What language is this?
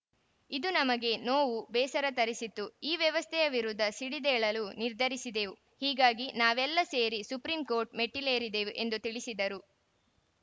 Kannada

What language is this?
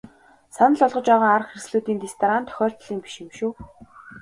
Mongolian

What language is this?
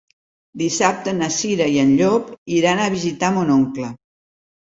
Catalan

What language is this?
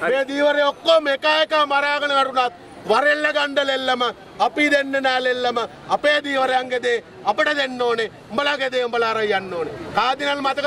Indonesian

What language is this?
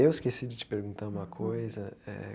Portuguese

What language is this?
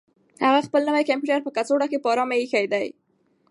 Pashto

